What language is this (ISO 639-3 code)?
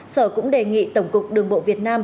vie